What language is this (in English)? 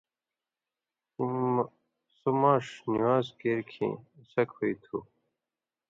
Indus Kohistani